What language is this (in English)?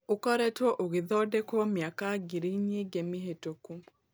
Kikuyu